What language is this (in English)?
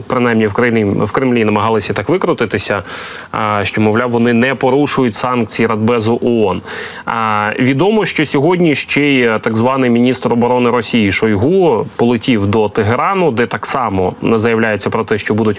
Ukrainian